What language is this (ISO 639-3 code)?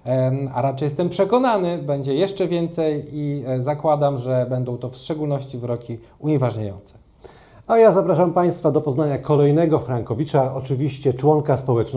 pol